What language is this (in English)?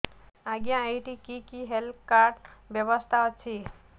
Odia